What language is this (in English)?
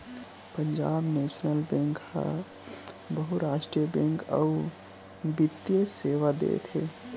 Chhattisgarhi